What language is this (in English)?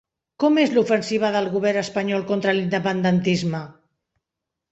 Catalan